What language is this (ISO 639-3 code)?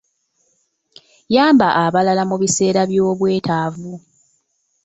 lug